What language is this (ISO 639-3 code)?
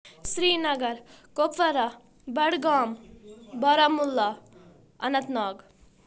kas